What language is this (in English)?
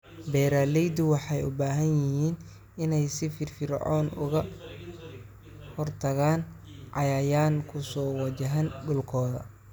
Somali